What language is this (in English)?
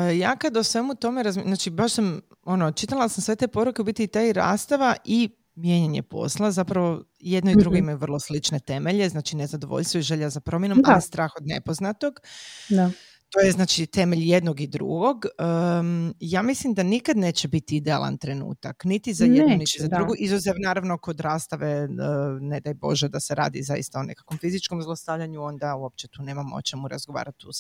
Croatian